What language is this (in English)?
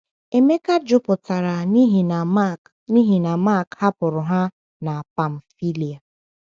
Igbo